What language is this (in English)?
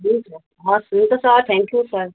Nepali